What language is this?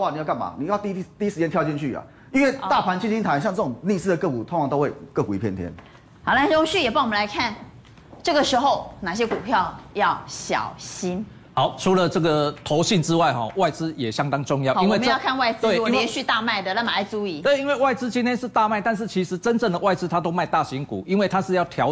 Chinese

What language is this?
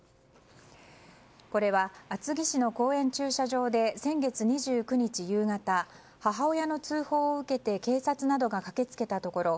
Japanese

